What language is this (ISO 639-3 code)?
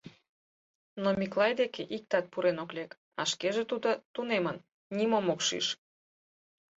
chm